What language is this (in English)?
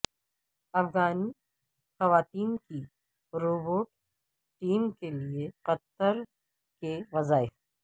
Urdu